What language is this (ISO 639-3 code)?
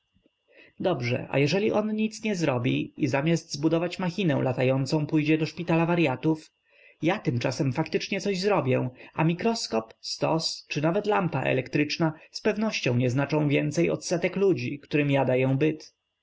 pol